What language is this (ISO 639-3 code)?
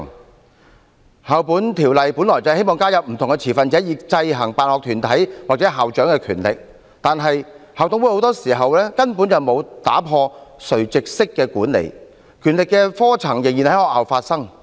yue